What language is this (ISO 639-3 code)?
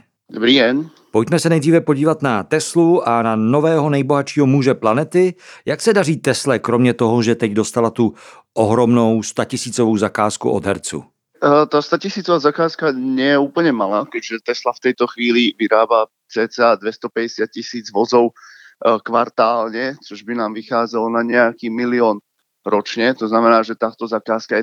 ces